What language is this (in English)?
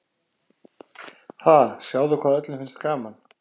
Icelandic